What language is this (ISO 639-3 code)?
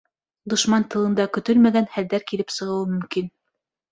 bak